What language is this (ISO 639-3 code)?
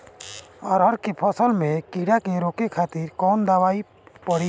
bho